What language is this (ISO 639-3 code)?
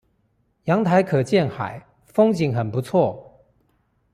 zho